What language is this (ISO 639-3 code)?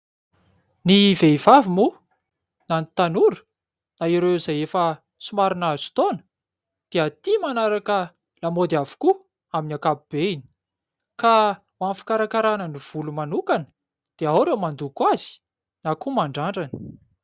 mlg